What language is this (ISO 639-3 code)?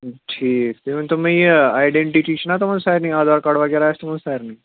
kas